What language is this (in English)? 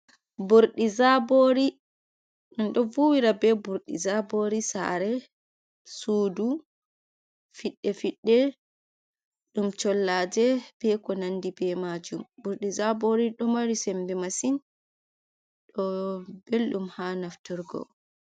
Fula